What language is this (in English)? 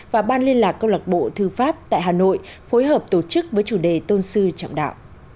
Vietnamese